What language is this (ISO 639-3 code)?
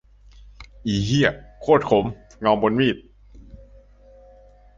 tha